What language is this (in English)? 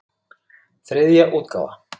Icelandic